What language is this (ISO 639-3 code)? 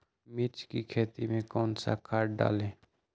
mag